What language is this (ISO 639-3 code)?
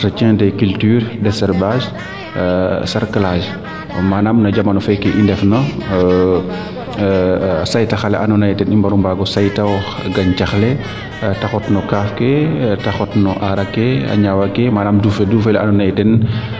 srr